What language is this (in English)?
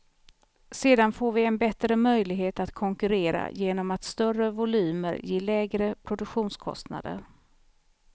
Swedish